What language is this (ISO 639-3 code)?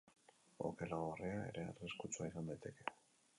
eus